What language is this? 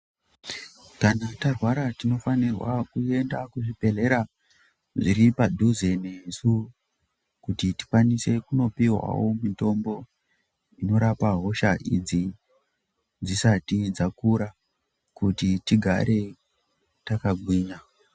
Ndau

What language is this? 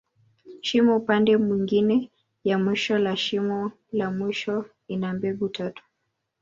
Swahili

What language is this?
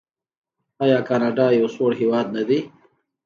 Pashto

